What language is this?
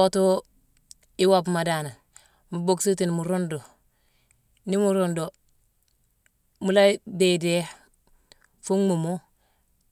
Mansoanka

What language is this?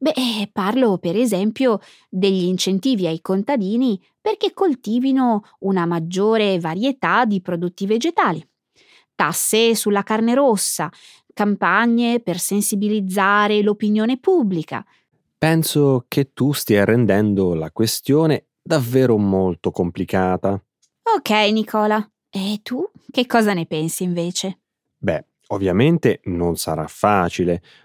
Italian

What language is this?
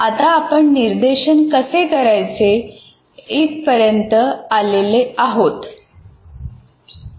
Marathi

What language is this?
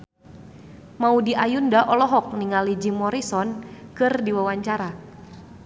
Sundanese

